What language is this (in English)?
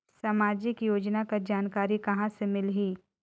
Chhattisgarhi